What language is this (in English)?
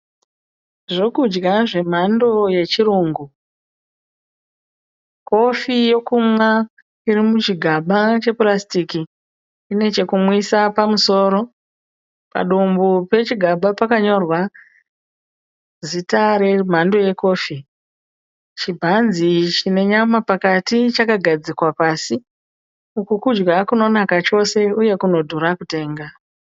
Shona